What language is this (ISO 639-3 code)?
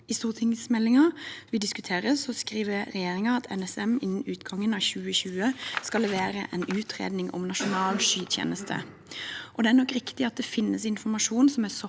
nor